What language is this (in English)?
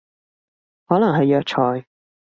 Cantonese